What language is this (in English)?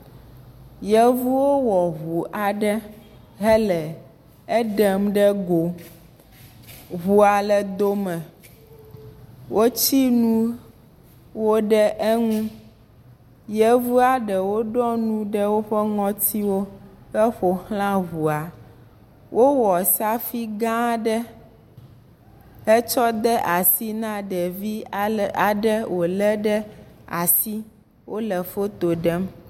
Ewe